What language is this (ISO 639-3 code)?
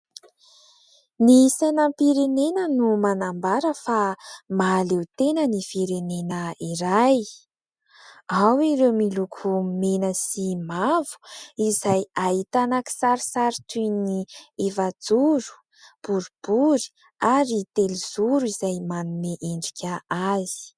mlg